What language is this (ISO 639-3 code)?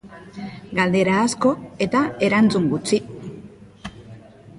eus